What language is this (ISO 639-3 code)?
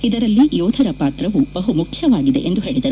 kan